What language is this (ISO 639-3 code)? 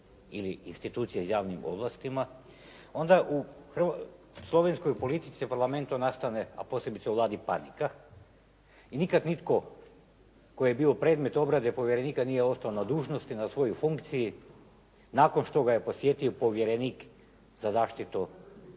hrv